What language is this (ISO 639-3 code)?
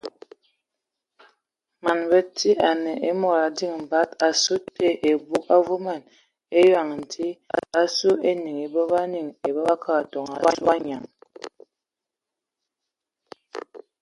ewo